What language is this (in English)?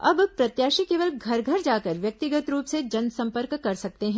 Hindi